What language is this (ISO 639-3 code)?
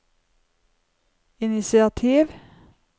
nor